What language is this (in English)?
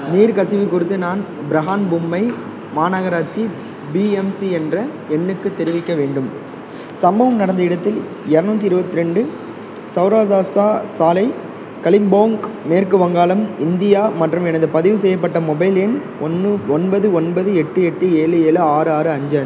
Tamil